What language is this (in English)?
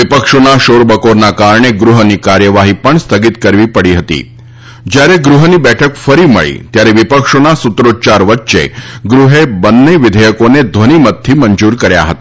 Gujarati